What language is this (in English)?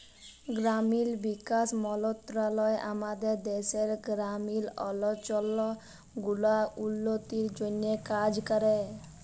Bangla